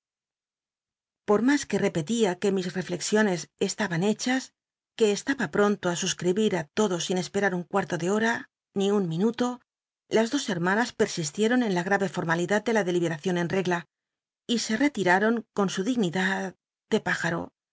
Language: Spanish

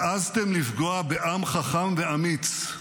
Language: Hebrew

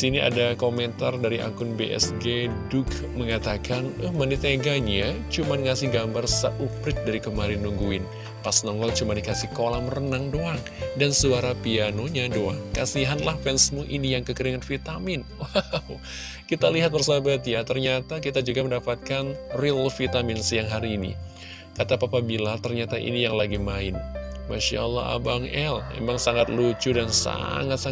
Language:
Indonesian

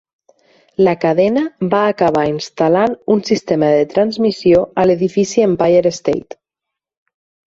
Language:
Catalan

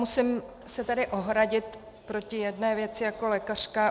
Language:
Czech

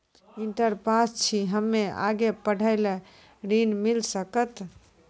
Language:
Maithili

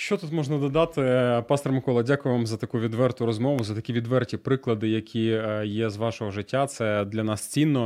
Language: Ukrainian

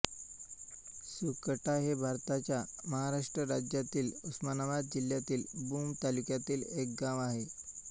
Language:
Marathi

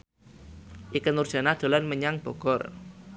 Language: Javanese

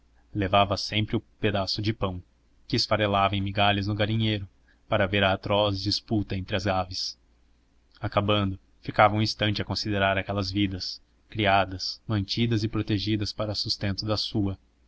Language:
Portuguese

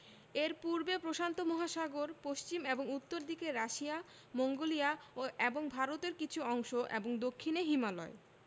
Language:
Bangla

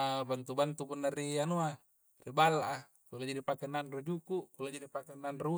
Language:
Coastal Konjo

